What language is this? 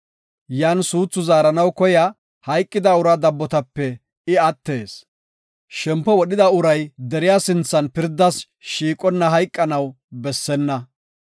Gofa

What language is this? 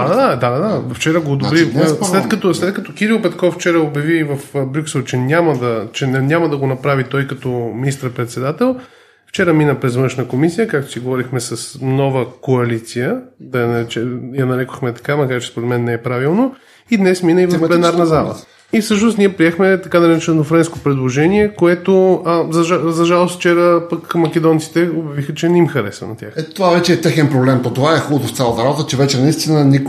Bulgarian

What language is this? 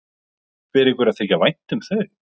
Icelandic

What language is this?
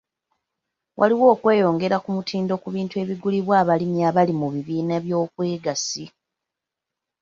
Ganda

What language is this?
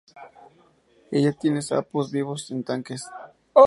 Spanish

